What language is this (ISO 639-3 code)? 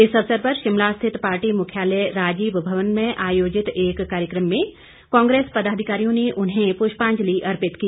hin